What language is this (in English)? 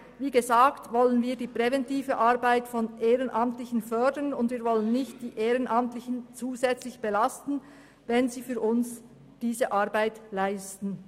Swiss German